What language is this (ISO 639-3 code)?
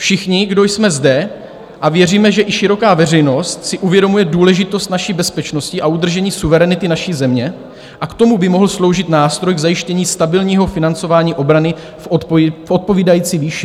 ces